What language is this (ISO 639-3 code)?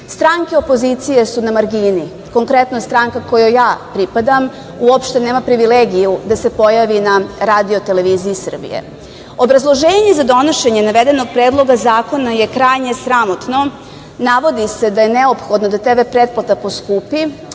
srp